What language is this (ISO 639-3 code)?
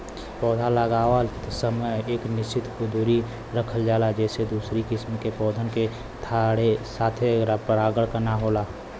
bho